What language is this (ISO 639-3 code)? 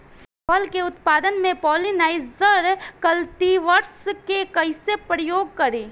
bho